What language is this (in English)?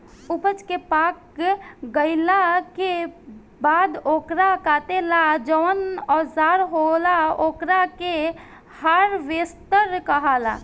Bhojpuri